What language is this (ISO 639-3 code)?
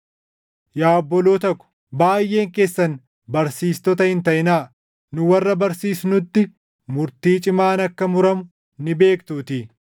orm